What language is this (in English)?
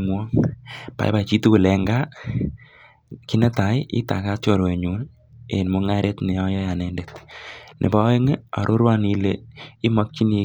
Kalenjin